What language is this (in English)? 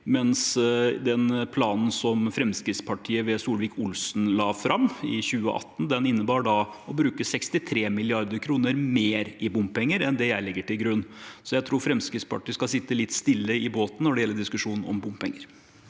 Norwegian